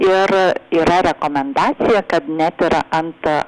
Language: Lithuanian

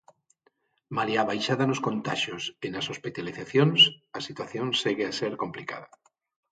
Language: Galician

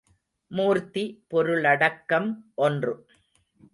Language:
Tamil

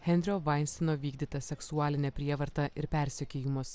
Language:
Lithuanian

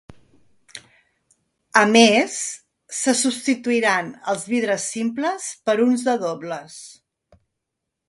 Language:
Catalan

